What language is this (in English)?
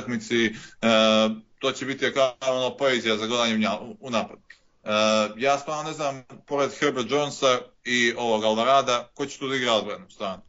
Croatian